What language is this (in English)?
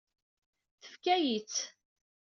Kabyle